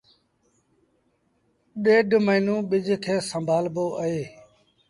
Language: Sindhi Bhil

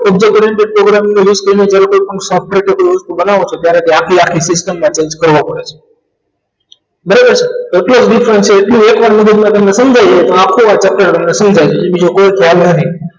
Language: Gujarati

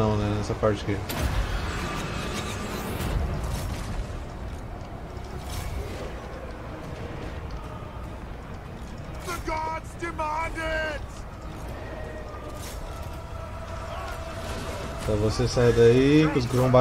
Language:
Portuguese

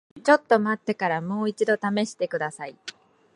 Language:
Japanese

